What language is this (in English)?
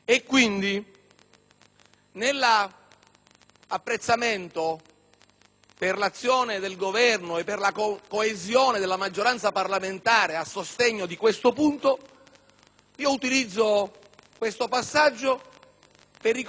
Italian